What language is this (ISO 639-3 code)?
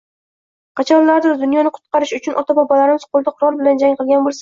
uzb